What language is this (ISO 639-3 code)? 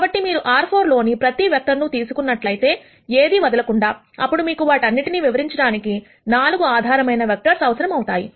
tel